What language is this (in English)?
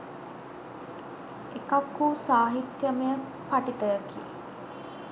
Sinhala